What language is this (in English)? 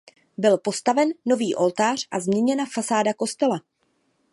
Czech